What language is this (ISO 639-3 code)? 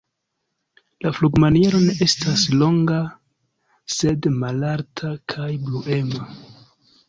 epo